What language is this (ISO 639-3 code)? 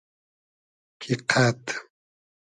haz